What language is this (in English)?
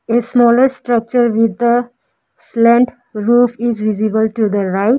English